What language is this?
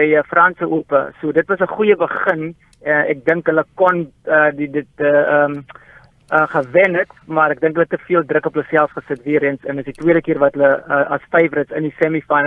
Dutch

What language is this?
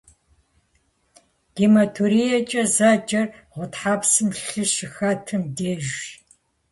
Kabardian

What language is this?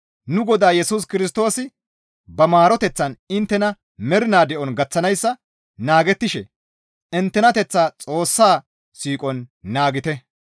Gamo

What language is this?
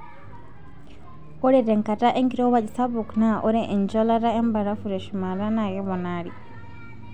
Masai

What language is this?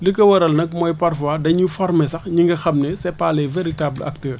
Wolof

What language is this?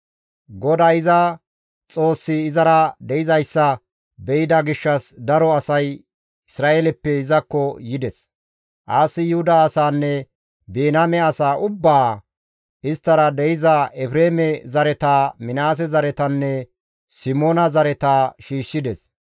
Gamo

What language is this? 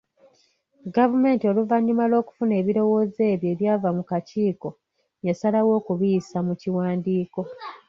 Ganda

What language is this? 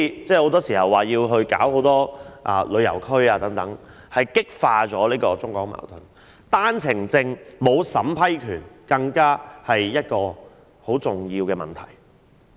Cantonese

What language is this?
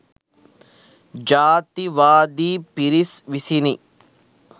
Sinhala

